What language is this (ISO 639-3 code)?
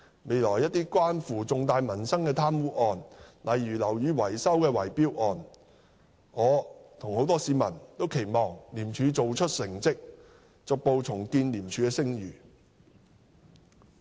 yue